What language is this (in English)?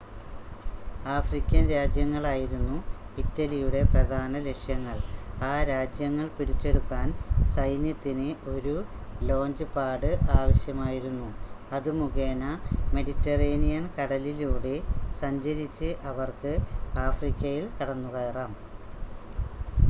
Malayalam